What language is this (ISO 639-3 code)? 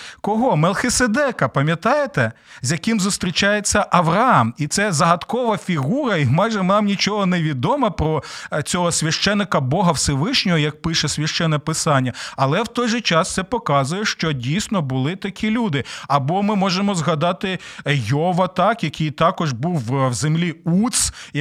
ukr